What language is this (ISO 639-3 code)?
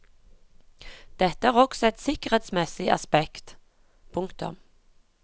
nor